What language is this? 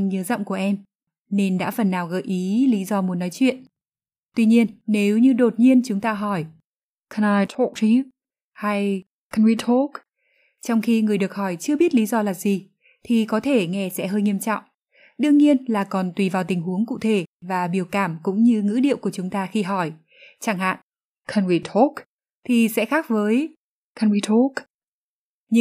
Vietnamese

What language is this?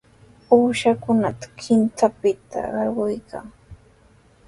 Sihuas Ancash Quechua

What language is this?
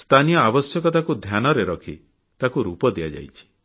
Odia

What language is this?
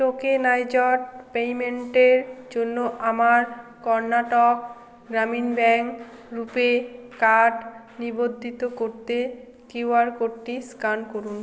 Bangla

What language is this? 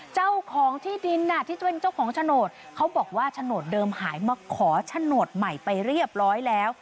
Thai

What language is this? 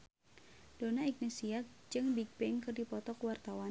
Sundanese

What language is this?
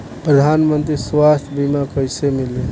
Bhojpuri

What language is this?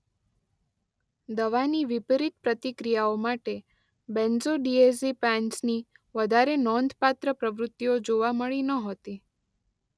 Gujarati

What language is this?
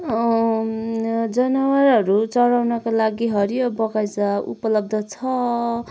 Nepali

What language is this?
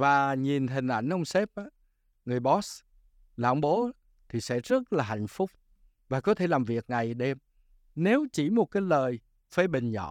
Vietnamese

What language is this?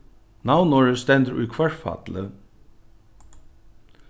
Faroese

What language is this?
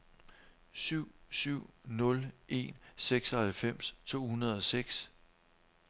Danish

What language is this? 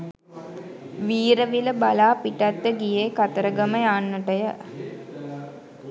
Sinhala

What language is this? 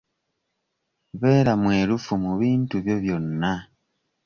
Ganda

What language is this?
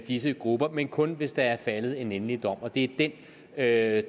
Danish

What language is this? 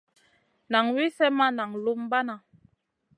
Masana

